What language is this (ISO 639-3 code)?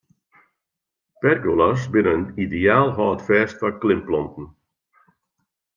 fry